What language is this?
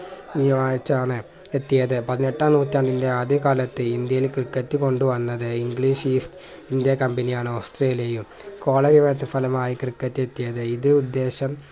Malayalam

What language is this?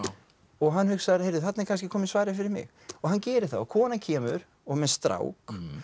Icelandic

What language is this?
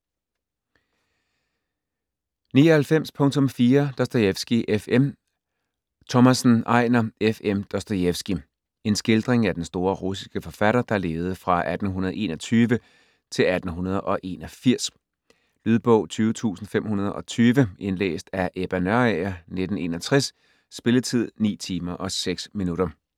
Danish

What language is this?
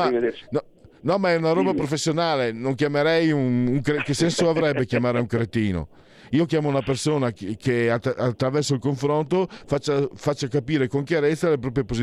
Italian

